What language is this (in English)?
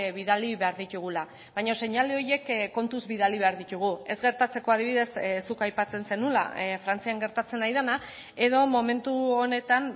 Basque